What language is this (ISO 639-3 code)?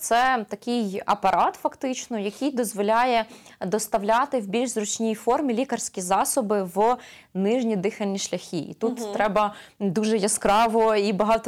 ukr